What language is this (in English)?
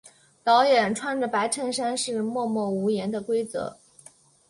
Chinese